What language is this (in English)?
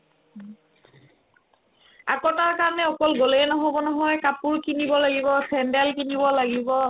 Assamese